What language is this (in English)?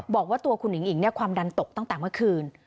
Thai